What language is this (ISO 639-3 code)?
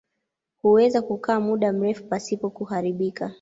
swa